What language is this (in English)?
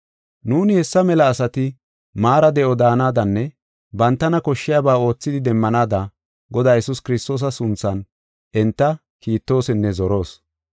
Gofa